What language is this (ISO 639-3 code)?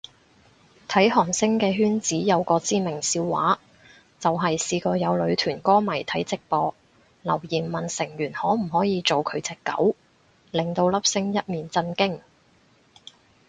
yue